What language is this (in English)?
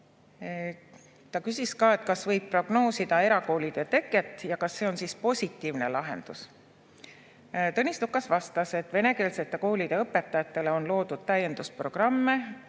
Estonian